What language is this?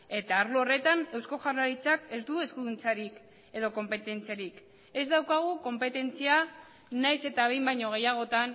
Basque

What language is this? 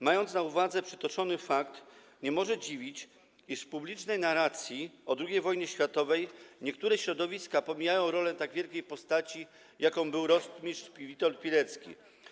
Polish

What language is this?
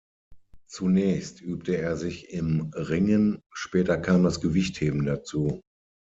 German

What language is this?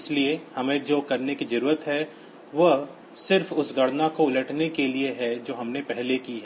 Hindi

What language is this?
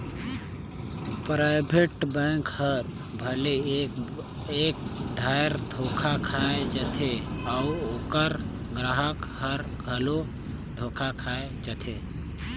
Chhattisgarhi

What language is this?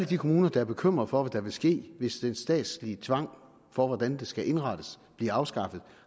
Danish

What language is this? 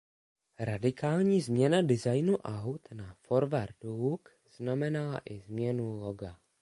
Czech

